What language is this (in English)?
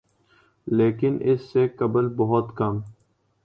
Urdu